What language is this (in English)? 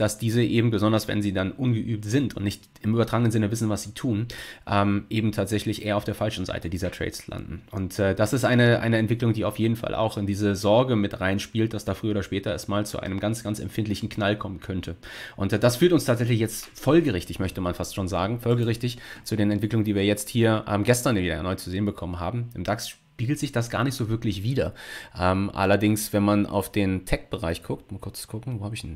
German